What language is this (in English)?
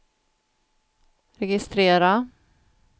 Swedish